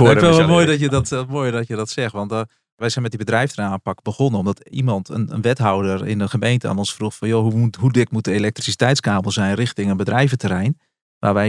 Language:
Dutch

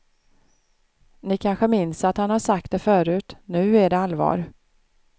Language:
Swedish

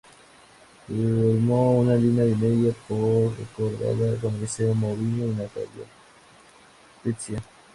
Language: Spanish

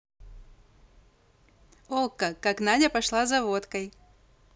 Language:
Russian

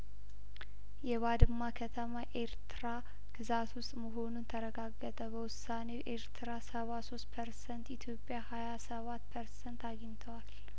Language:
Amharic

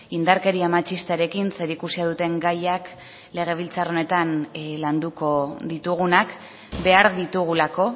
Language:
Basque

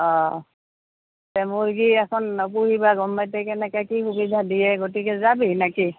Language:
Assamese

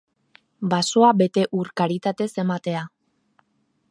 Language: Basque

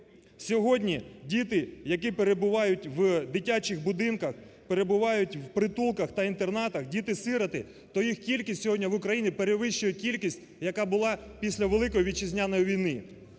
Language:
Ukrainian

